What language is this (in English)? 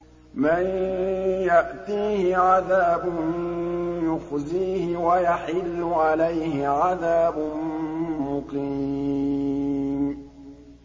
Arabic